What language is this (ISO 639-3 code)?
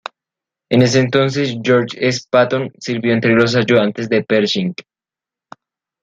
spa